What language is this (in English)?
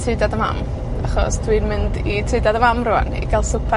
Welsh